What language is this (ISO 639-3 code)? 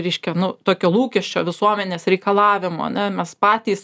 lit